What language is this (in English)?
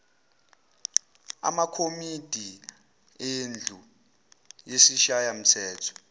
Zulu